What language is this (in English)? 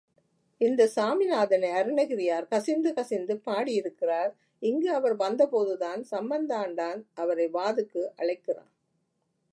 Tamil